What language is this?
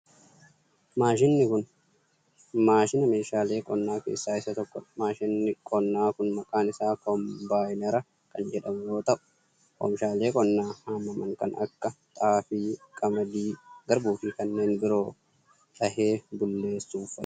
Oromo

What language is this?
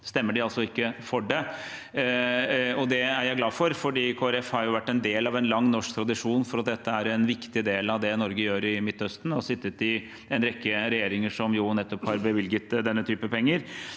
Norwegian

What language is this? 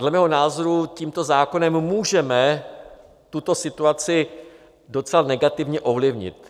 Czech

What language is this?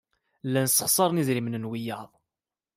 Kabyle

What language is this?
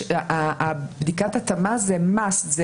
Hebrew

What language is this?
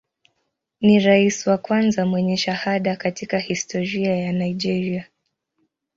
Swahili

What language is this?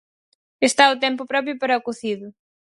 Galician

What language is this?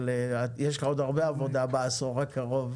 Hebrew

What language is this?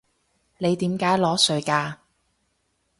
Cantonese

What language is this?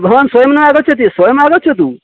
Sanskrit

